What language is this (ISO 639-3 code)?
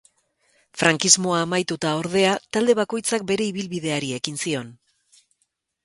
eus